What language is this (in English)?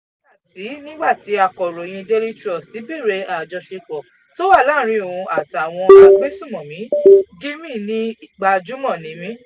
Yoruba